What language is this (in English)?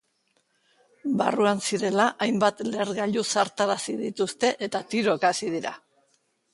Basque